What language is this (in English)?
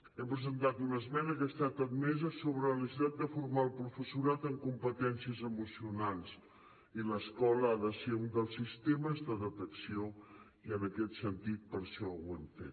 Catalan